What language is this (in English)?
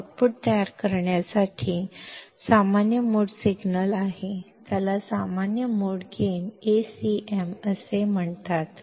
Kannada